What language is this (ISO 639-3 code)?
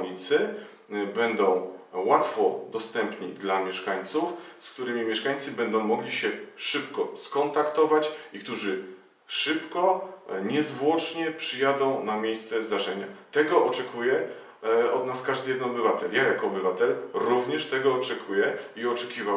pol